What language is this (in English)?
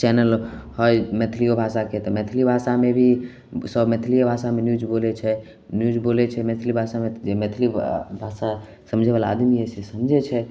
Maithili